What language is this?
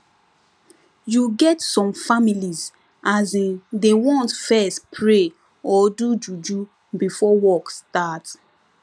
Nigerian Pidgin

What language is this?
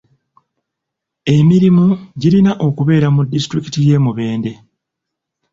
Ganda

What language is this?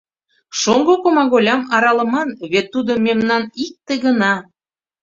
Mari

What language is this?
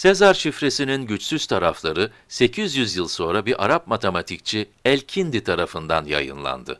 Turkish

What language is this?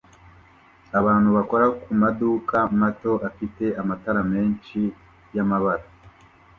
Kinyarwanda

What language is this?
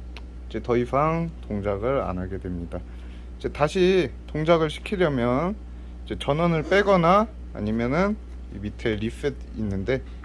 Korean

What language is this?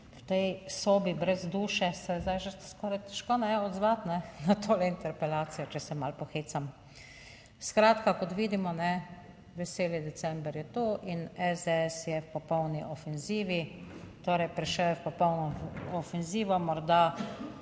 Slovenian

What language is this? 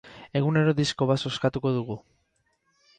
Basque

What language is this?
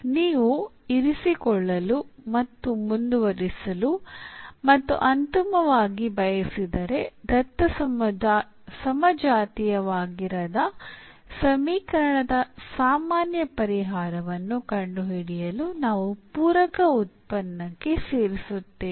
Kannada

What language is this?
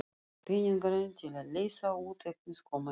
Icelandic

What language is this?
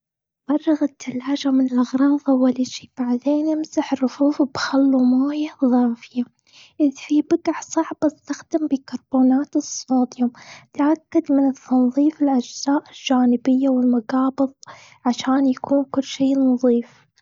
Gulf Arabic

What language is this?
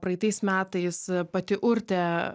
Lithuanian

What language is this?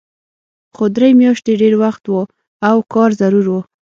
Pashto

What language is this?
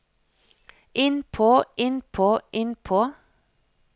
Norwegian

